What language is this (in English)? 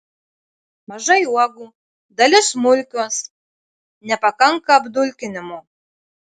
Lithuanian